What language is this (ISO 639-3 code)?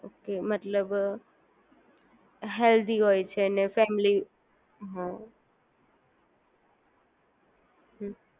guj